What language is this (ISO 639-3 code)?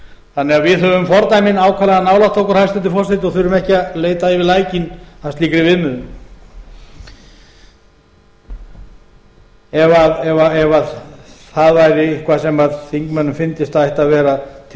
isl